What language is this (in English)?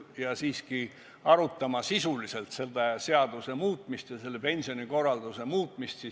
Estonian